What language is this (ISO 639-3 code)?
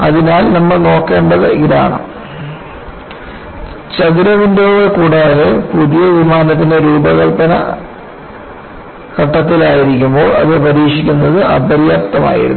mal